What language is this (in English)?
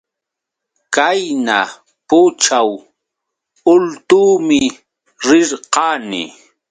Yauyos Quechua